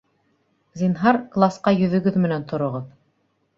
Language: Bashkir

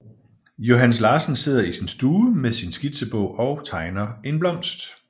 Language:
Danish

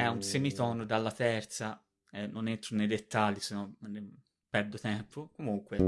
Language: Italian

